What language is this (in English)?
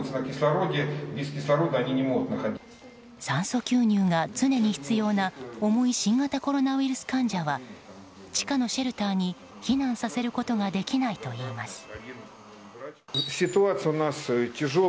Japanese